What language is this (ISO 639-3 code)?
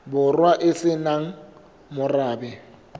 sot